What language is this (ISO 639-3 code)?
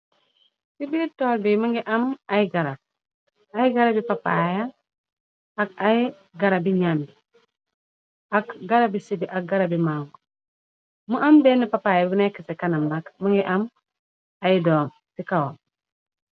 wol